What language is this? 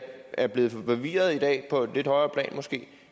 Danish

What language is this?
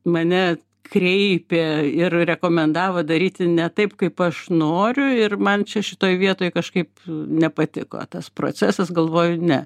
Lithuanian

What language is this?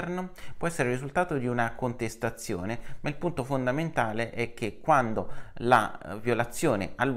Italian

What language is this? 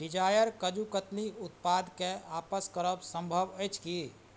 Maithili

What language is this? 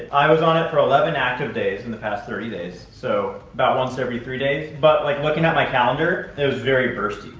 English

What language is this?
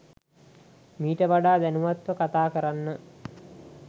Sinhala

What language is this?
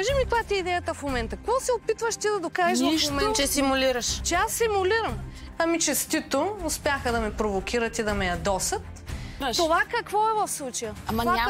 Bulgarian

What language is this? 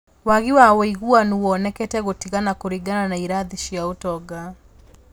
Kikuyu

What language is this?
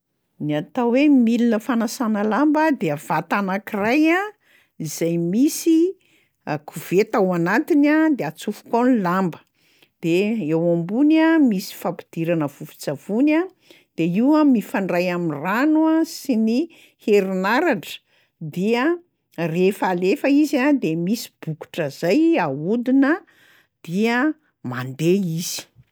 Malagasy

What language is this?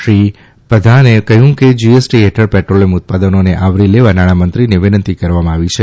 Gujarati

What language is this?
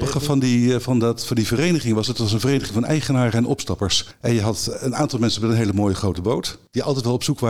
Dutch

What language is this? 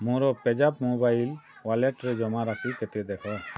Odia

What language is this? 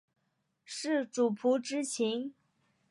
Chinese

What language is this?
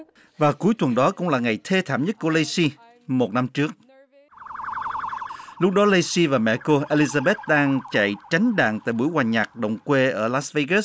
Vietnamese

